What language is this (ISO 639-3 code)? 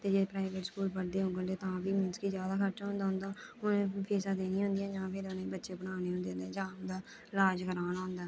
doi